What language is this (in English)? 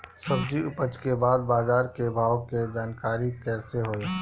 Bhojpuri